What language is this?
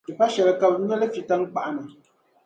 Dagbani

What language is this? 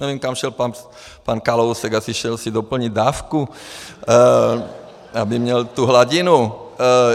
Czech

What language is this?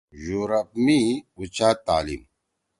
Torwali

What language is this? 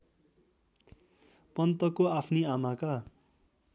Nepali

